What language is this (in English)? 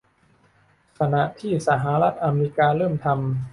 Thai